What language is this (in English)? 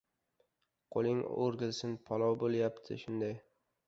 Uzbek